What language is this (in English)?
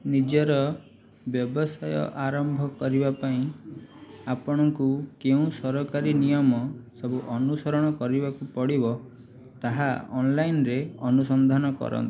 Odia